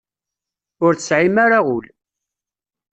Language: Kabyle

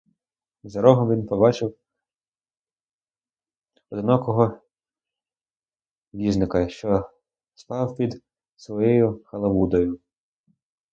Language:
Ukrainian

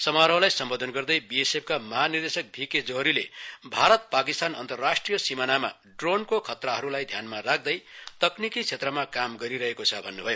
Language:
Nepali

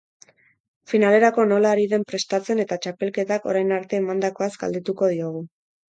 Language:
Basque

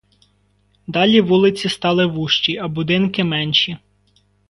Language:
Ukrainian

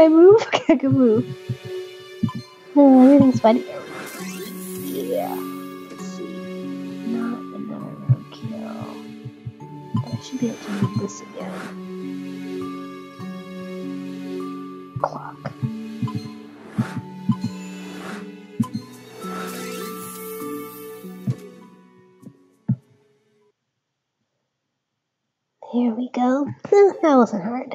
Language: English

